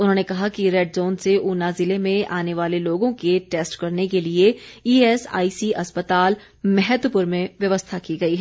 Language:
Hindi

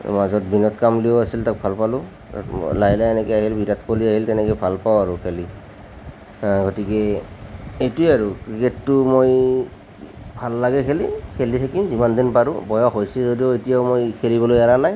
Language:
Assamese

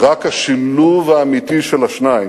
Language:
Hebrew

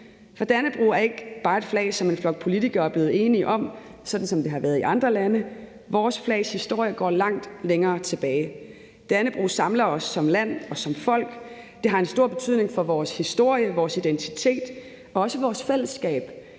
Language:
Danish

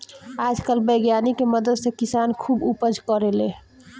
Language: Bhojpuri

